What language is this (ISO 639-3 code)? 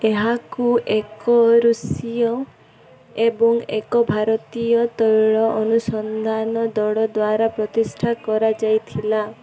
ori